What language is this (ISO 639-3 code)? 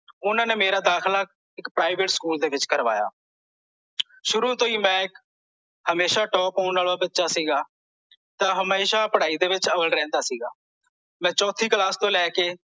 pan